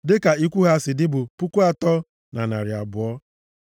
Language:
Igbo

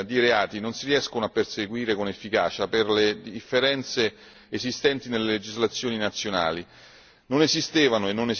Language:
Italian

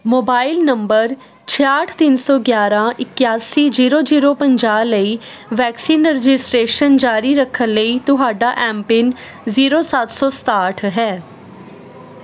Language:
Punjabi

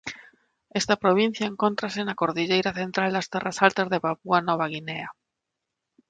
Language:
Galician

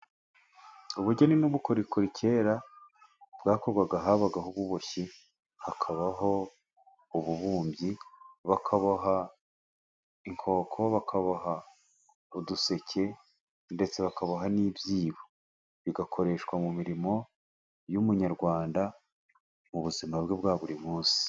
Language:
Kinyarwanda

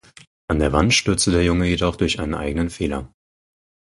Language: German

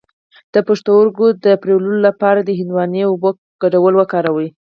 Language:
Pashto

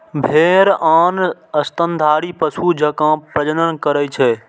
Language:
Maithili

